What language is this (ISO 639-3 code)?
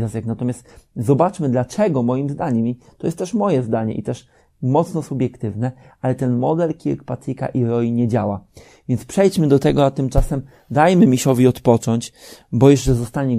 pol